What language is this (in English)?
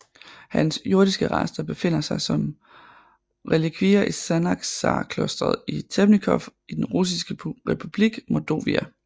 Danish